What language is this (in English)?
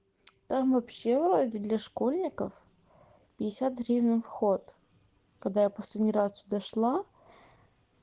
Russian